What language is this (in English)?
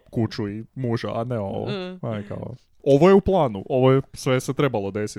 Croatian